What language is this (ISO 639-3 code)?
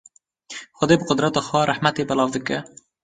kur